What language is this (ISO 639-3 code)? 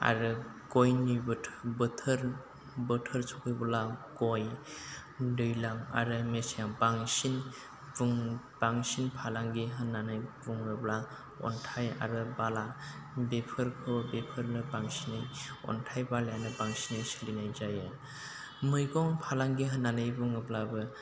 brx